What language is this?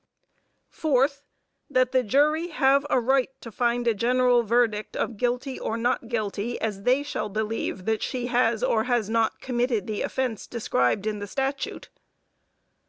English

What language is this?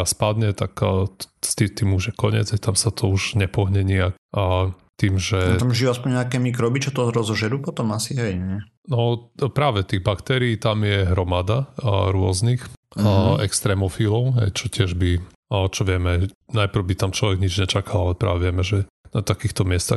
Slovak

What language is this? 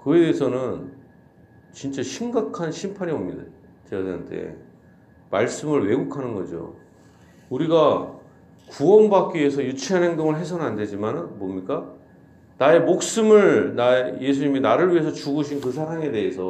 Korean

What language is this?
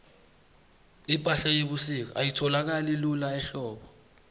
South Ndebele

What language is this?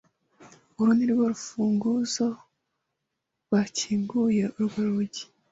Kinyarwanda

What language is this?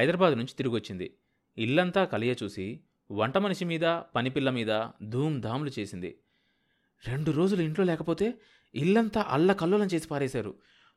Telugu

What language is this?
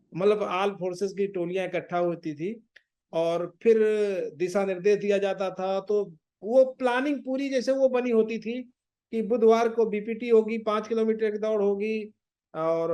Hindi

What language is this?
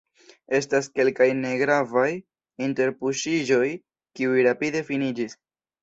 Esperanto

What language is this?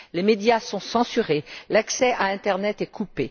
French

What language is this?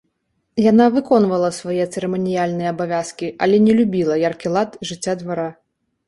Belarusian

